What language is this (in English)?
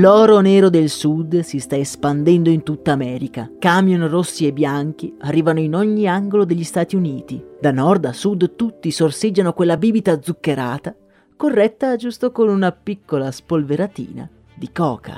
Italian